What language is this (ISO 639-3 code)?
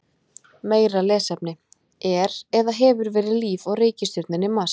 isl